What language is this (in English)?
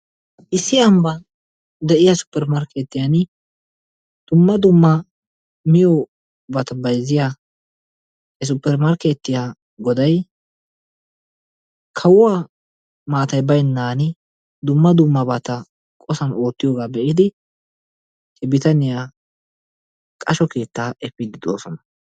Wolaytta